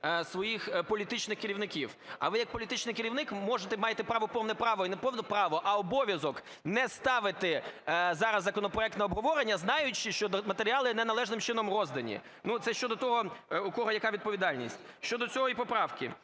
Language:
Ukrainian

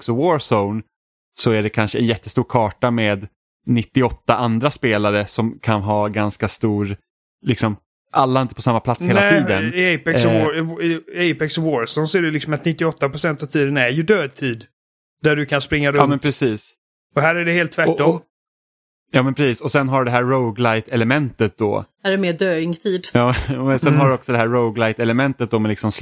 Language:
Swedish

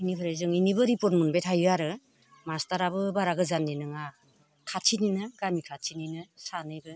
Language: Bodo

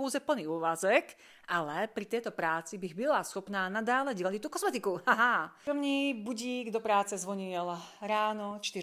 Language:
Czech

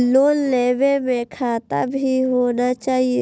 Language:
Maithili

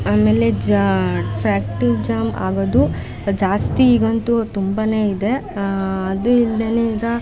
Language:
Kannada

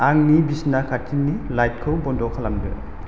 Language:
Bodo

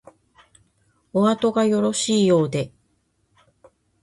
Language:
Japanese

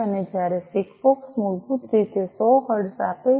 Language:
Gujarati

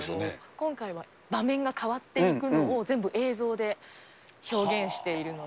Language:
Japanese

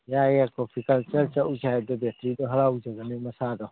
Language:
Manipuri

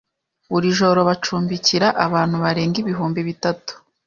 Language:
Kinyarwanda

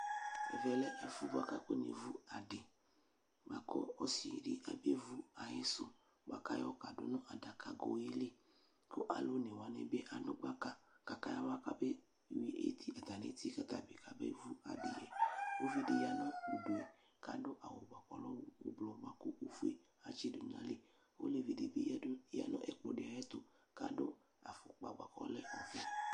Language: Ikposo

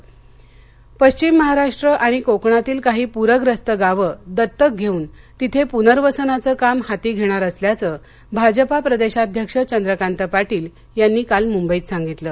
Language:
Marathi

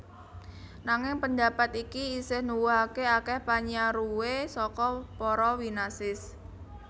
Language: Javanese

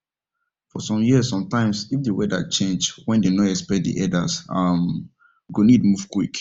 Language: Nigerian Pidgin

